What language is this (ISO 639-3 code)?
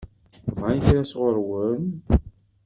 kab